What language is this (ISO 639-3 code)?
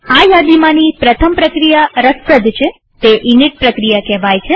guj